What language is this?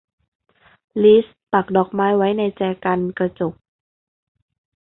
Thai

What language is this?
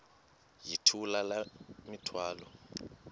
Xhosa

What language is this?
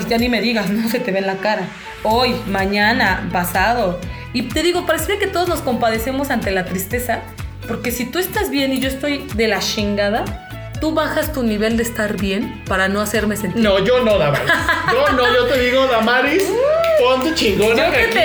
Spanish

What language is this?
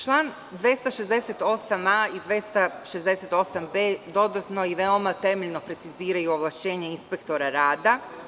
Serbian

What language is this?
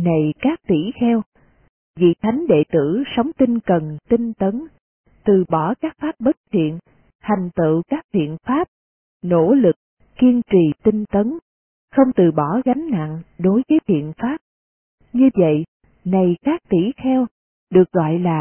Vietnamese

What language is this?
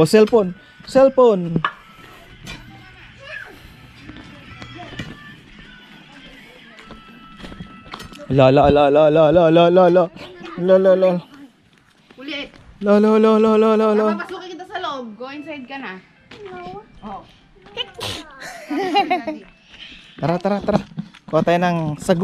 Filipino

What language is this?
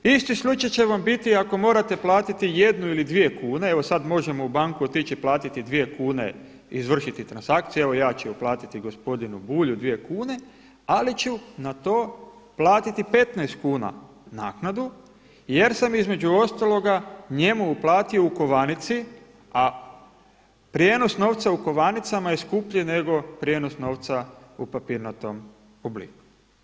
Croatian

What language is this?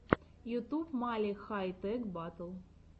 Russian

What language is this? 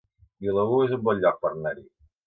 Catalan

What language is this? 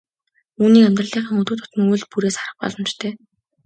Mongolian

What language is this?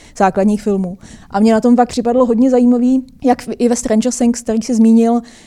Czech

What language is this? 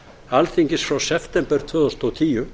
Icelandic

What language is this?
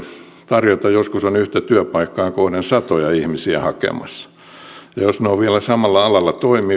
Finnish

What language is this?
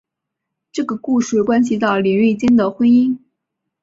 Chinese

